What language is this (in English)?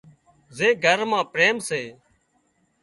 Wadiyara Koli